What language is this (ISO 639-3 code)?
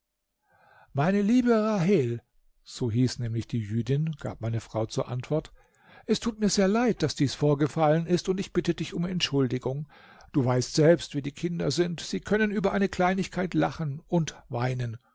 deu